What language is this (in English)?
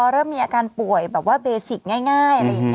Thai